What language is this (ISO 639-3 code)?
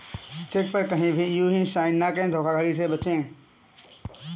hin